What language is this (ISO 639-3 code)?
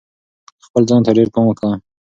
pus